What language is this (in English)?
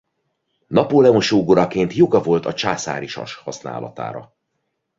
Hungarian